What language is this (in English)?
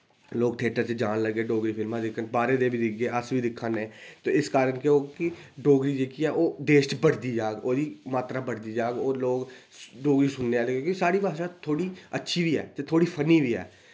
Dogri